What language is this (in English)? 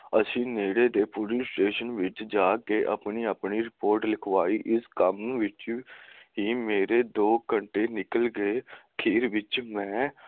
Punjabi